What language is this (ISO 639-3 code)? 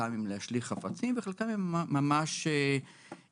heb